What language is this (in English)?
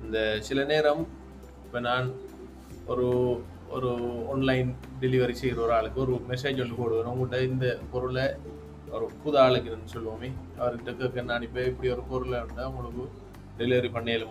Tamil